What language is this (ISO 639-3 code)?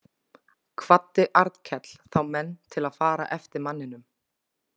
isl